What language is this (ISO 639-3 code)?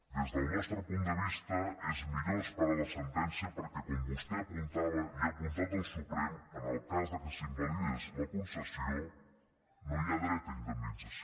cat